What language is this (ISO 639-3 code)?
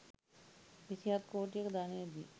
sin